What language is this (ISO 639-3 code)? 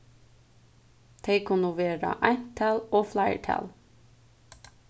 fao